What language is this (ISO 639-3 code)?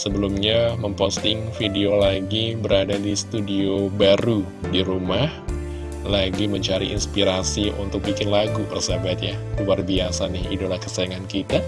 ind